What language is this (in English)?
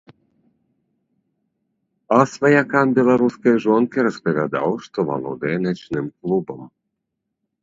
Belarusian